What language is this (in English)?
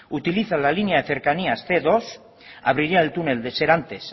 Spanish